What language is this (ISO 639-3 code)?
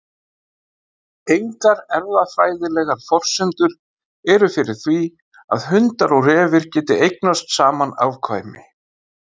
isl